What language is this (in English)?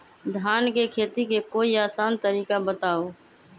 Magahi